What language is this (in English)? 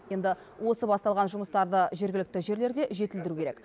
Kazakh